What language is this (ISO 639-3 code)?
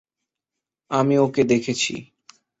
ben